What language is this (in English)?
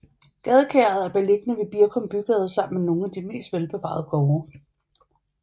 Danish